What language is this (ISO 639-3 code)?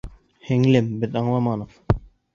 bak